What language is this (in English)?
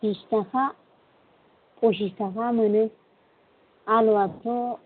Bodo